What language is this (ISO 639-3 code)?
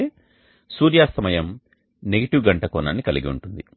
tel